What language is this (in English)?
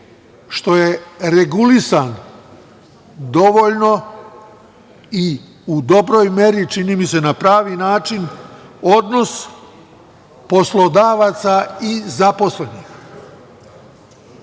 Serbian